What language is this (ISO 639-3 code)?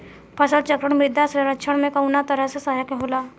bho